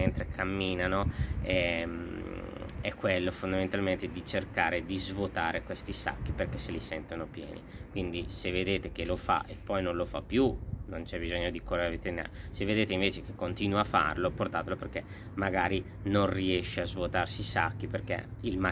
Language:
Italian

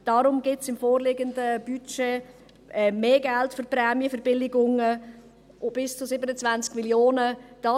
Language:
Swiss German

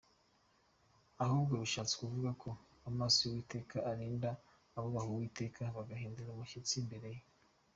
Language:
Kinyarwanda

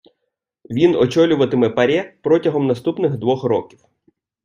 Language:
Ukrainian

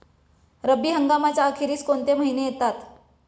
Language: Marathi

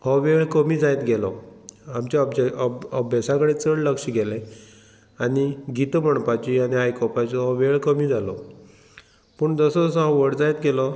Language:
Konkani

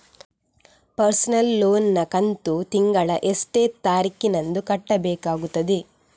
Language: Kannada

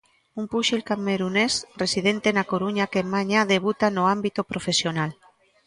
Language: Galician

